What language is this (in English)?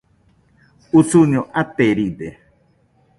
Nüpode Huitoto